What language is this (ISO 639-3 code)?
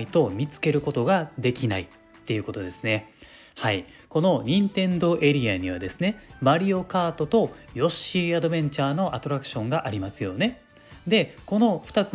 jpn